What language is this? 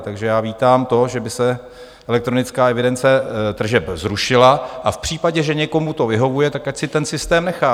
Czech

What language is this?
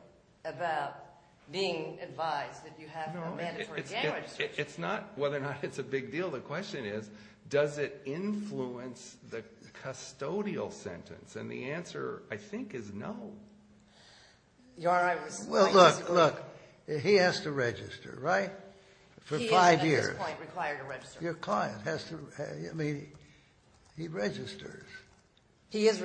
English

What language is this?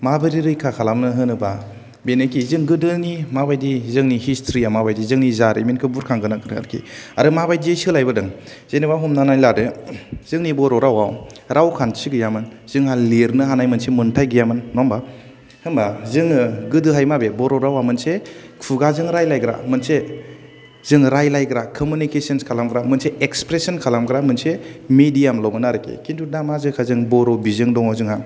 Bodo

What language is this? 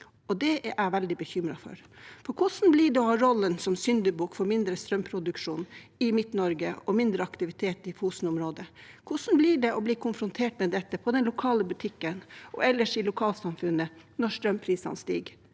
Norwegian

